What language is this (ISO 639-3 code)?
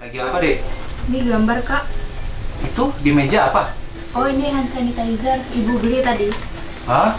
ind